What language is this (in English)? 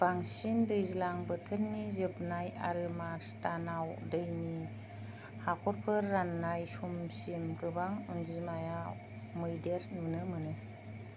Bodo